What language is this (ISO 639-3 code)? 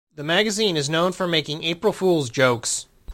eng